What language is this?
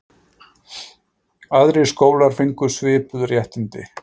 Icelandic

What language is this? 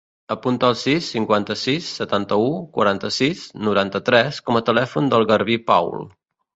Catalan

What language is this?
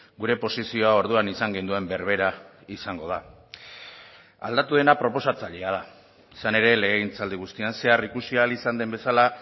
Basque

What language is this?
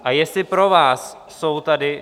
Czech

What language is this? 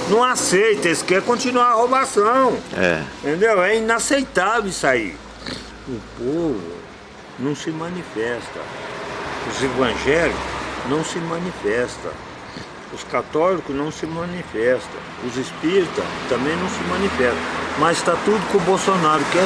Portuguese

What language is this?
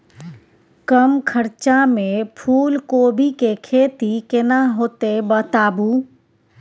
Maithili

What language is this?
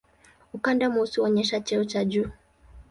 Swahili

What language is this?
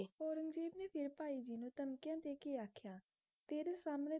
Punjabi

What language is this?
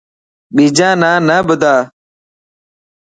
Dhatki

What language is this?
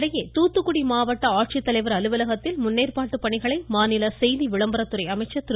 Tamil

